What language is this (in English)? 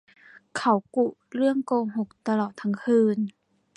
Thai